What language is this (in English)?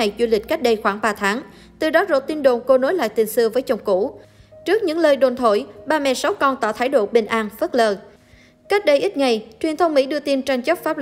Vietnamese